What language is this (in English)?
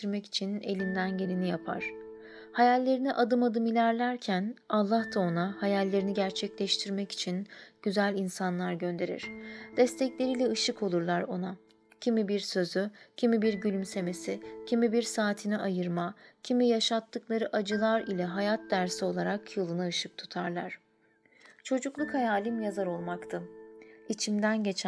Turkish